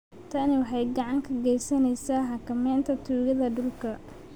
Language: Somali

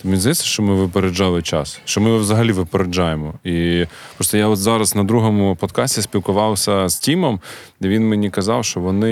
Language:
Ukrainian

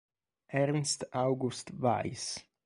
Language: Italian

